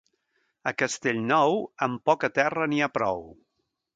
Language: Catalan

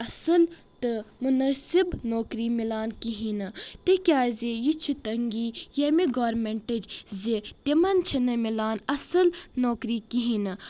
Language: Kashmiri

